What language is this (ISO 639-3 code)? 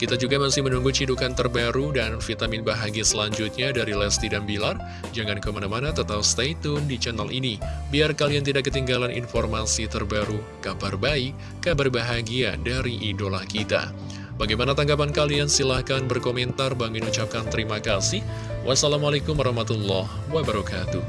ind